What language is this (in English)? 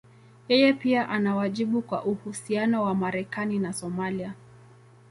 Swahili